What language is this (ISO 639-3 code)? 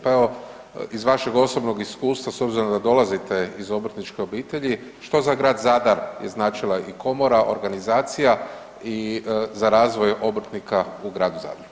hrv